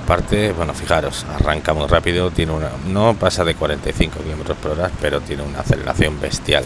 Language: Spanish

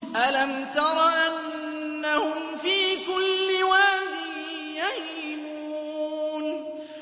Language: Arabic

